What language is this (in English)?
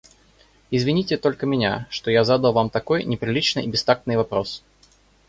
Russian